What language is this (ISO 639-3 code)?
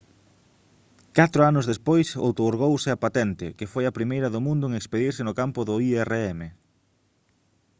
glg